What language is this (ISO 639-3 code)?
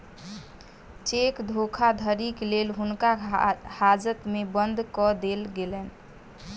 mai